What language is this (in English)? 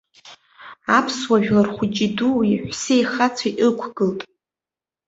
Abkhazian